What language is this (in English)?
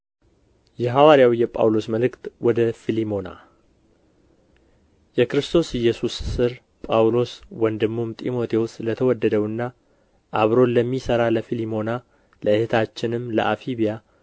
Amharic